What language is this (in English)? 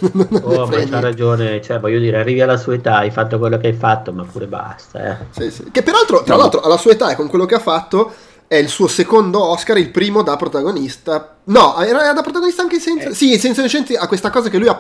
Italian